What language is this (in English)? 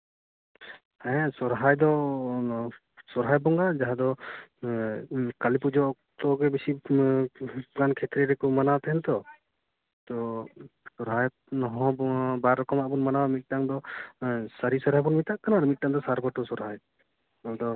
Santali